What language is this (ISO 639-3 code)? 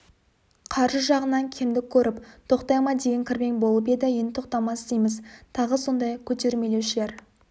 kaz